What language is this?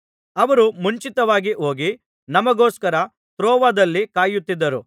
Kannada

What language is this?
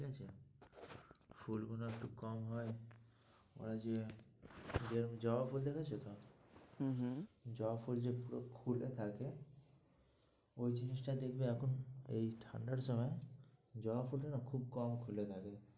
Bangla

